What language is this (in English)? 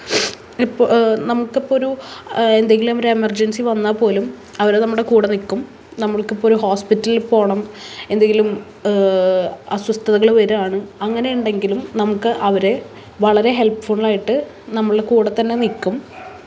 Malayalam